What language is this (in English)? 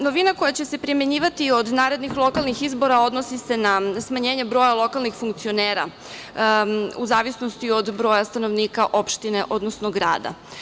Serbian